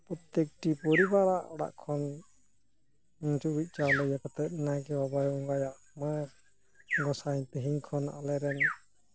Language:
Santali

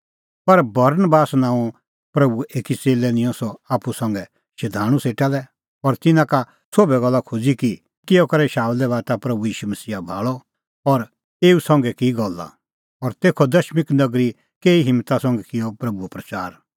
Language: Kullu Pahari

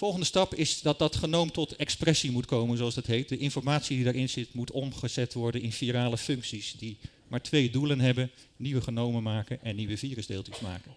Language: Dutch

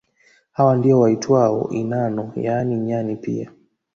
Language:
Swahili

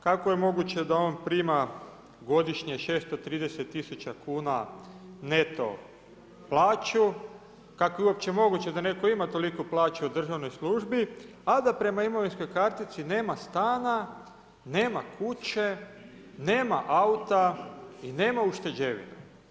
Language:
Croatian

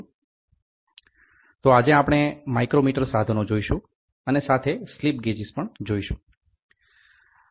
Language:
Gujarati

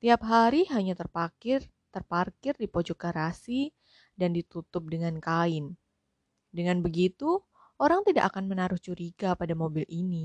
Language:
Indonesian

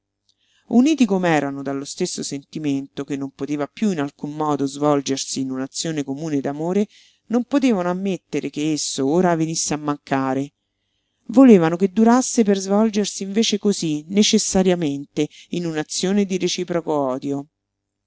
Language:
Italian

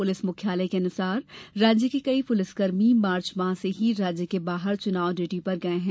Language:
Hindi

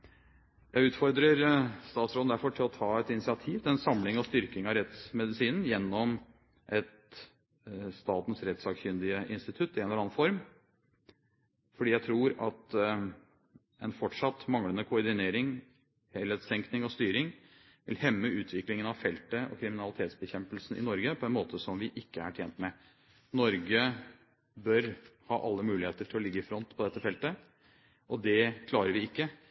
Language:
Norwegian Bokmål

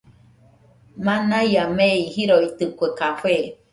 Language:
Nüpode Huitoto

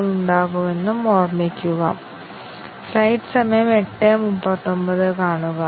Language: Malayalam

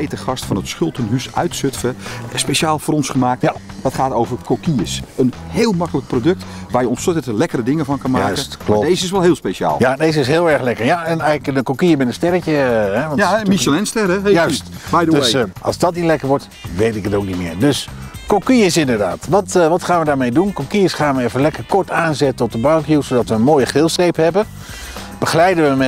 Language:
Dutch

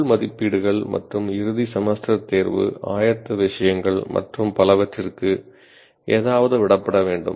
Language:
Tamil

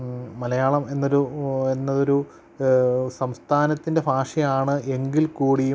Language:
Malayalam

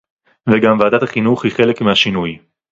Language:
Hebrew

